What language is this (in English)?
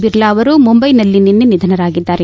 Kannada